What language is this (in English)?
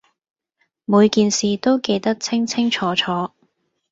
Cantonese